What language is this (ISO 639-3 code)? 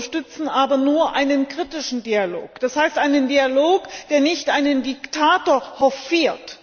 deu